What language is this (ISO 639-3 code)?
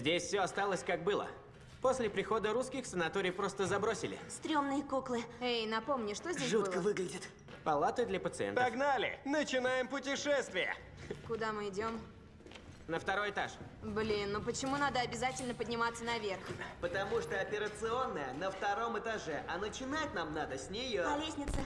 rus